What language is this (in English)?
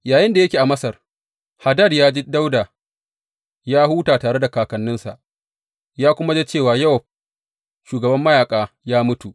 Hausa